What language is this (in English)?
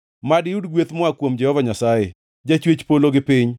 Luo (Kenya and Tanzania)